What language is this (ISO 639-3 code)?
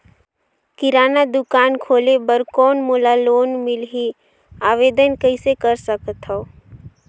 hne